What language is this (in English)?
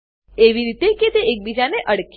Gujarati